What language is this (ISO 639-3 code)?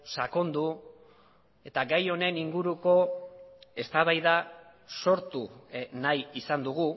eus